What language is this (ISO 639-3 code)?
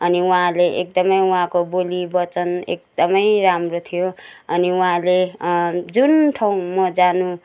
nep